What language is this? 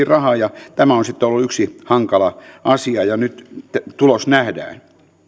Finnish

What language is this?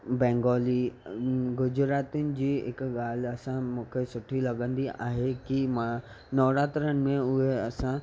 Sindhi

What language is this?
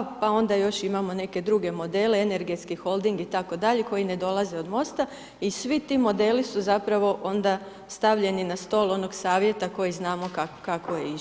Croatian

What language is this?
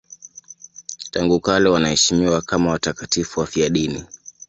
Swahili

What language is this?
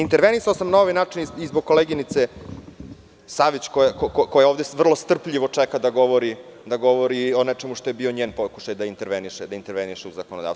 Serbian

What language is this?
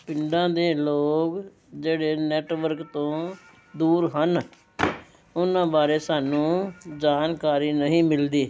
Punjabi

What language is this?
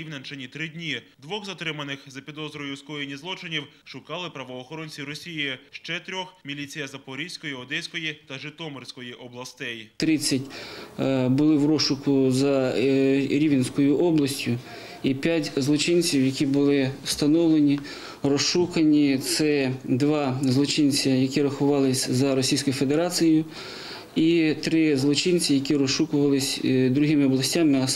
Ukrainian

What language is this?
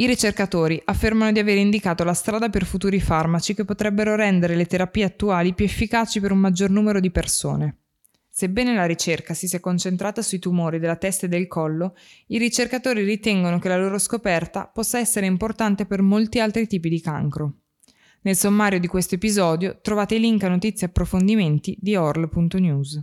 Italian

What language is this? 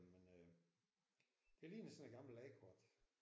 Danish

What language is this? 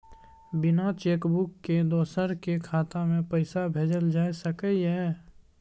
Maithili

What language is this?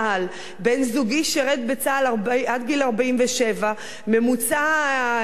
Hebrew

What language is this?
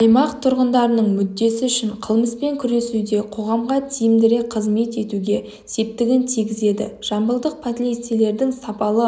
Kazakh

